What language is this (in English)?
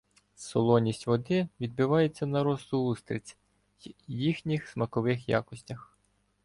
Ukrainian